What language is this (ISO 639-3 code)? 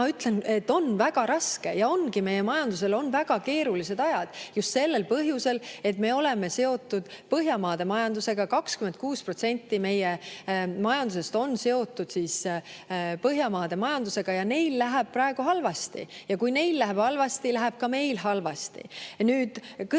est